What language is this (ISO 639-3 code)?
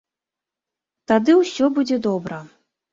bel